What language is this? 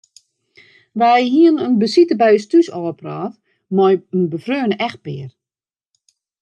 Western Frisian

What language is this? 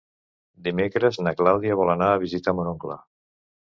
Catalan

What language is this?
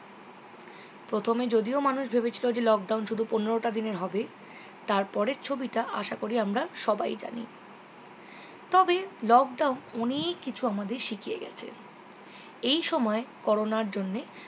Bangla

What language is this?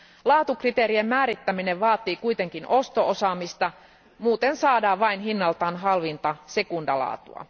Finnish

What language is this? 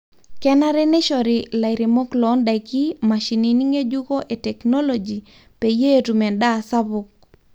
Masai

